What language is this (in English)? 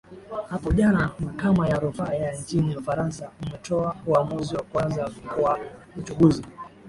Swahili